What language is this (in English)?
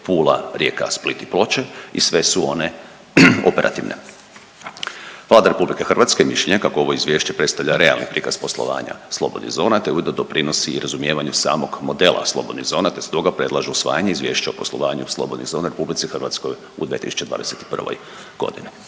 Croatian